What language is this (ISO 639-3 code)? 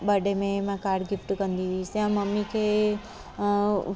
snd